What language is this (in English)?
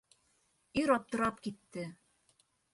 Bashkir